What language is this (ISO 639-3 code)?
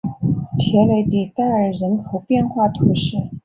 zho